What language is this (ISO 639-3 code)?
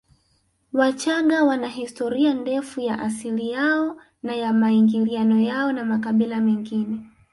swa